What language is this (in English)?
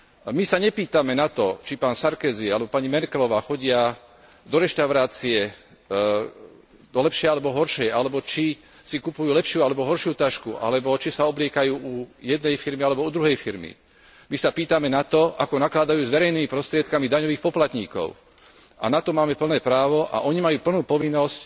Slovak